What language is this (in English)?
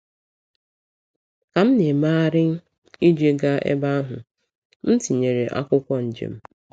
Igbo